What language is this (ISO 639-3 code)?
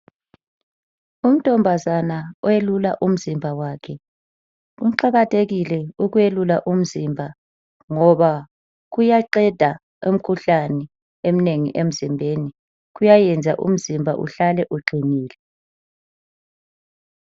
nde